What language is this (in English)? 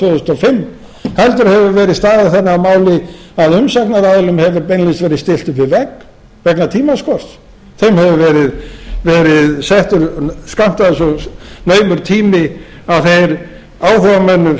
Icelandic